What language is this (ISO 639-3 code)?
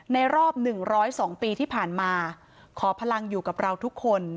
tha